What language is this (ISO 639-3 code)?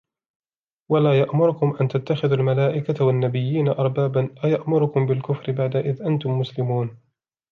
ara